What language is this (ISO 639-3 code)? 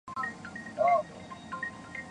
zho